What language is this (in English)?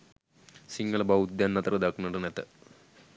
Sinhala